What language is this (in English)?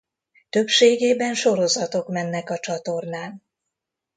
Hungarian